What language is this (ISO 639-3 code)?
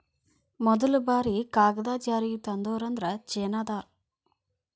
kan